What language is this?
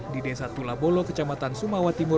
Indonesian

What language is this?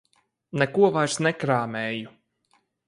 Latvian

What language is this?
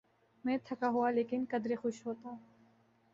Urdu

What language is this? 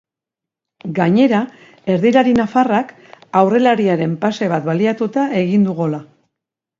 Basque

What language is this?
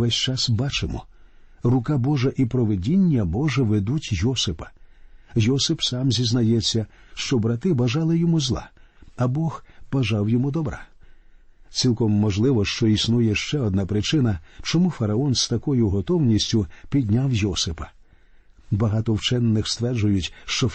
Ukrainian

